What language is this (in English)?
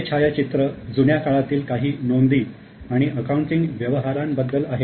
Marathi